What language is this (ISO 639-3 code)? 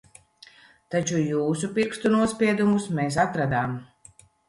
lav